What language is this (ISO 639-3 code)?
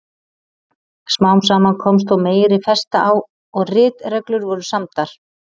isl